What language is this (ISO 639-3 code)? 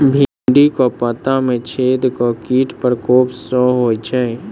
mai